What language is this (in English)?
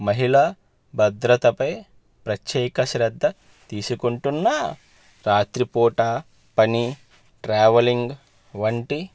Telugu